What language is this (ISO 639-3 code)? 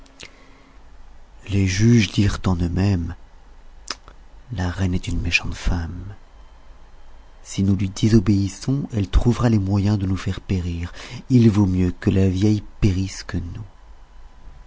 fra